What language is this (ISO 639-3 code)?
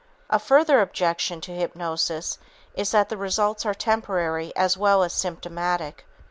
eng